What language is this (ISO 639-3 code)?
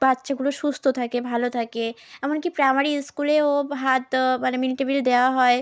ben